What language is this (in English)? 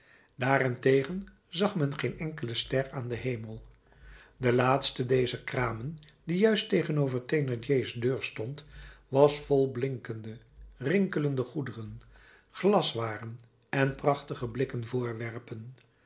Dutch